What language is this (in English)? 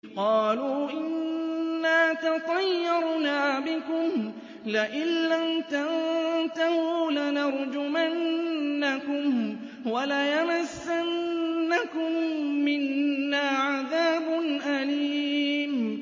Arabic